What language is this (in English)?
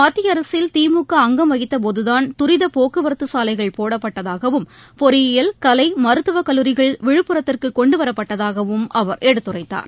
Tamil